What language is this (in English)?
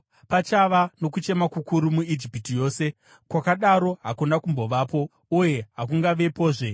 Shona